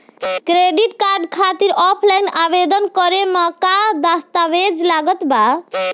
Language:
Bhojpuri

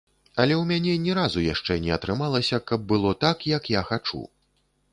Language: Belarusian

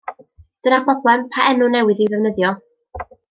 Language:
Welsh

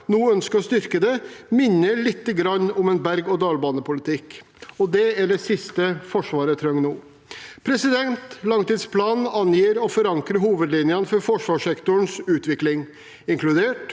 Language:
Norwegian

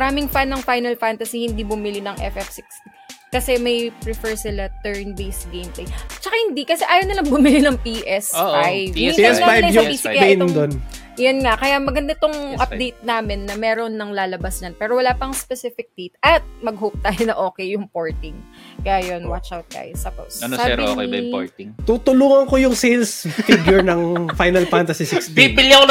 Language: Filipino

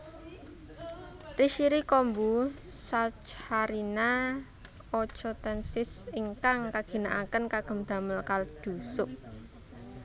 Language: Javanese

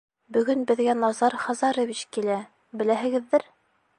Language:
Bashkir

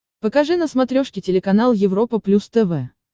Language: Russian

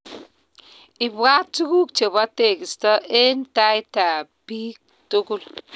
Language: Kalenjin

